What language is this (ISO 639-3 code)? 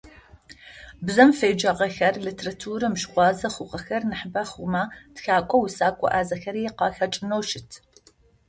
ady